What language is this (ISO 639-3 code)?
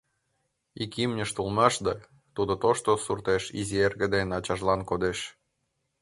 chm